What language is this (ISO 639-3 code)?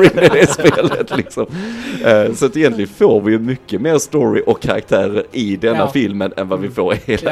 swe